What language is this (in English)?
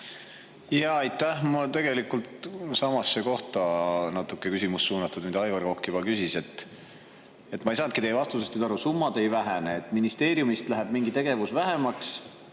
Estonian